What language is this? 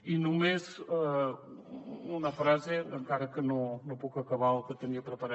Catalan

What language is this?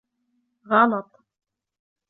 Arabic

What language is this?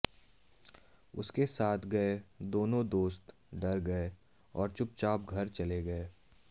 Hindi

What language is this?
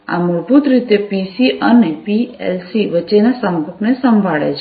Gujarati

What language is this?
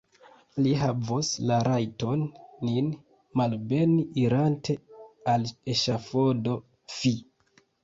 Esperanto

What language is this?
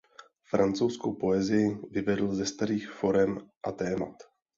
Czech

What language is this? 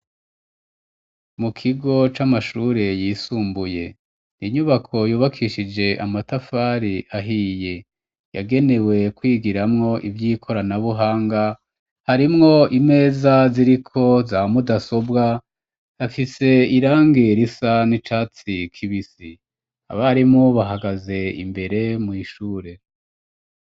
Rundi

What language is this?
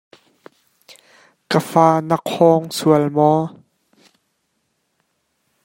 Hakha Chin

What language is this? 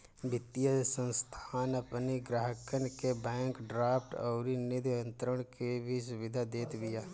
Bhojpuri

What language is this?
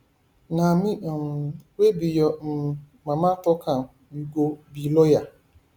Nigerian Pidgin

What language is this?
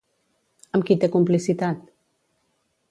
Catalan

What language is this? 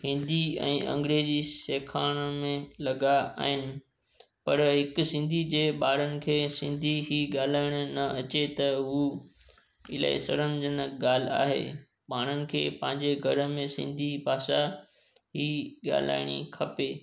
Sindhi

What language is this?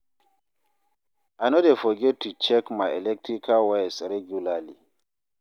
Nigerian Pidgin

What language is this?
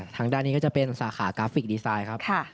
Thai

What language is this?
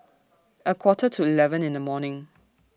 English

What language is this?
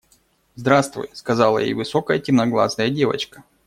Russian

